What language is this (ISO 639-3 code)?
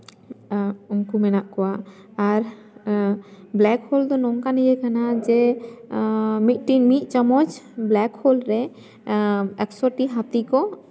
sat